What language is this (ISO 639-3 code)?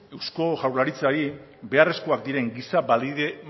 eus